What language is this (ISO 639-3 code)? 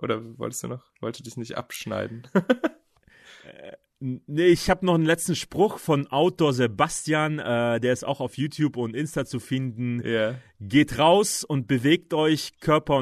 deu